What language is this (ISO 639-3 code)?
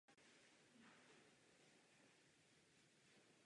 ces